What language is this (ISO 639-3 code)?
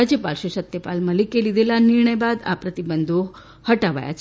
guj